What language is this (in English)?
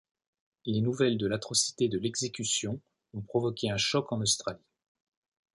French